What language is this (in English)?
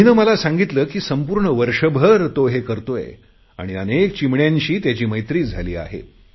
Marathi